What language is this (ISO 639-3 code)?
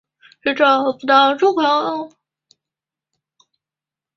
zho